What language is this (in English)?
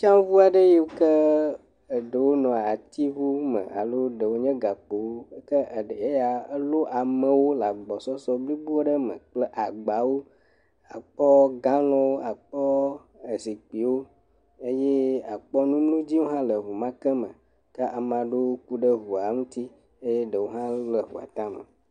Ewe